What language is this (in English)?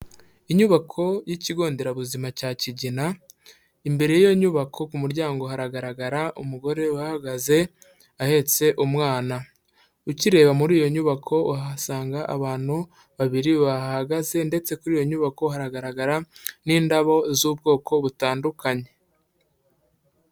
Kinyarwanda